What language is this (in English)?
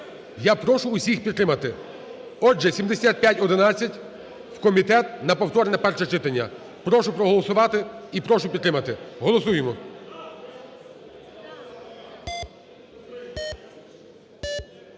Ukrainian